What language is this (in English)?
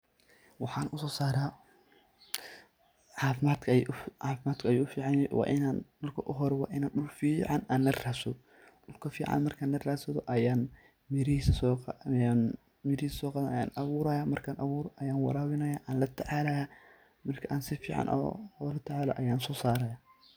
Somali